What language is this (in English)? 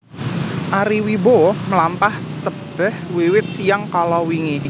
Javanese